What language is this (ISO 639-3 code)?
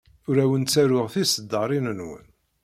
kab